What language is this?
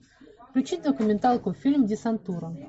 Russian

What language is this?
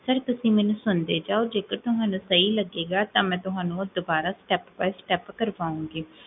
Punjabi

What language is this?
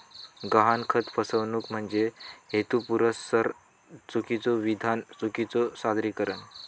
Marathi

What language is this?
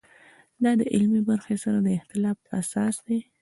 Pashto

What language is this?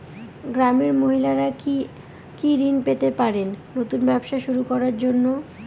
Bangla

